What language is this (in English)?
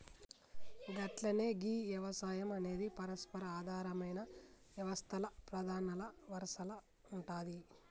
Telugu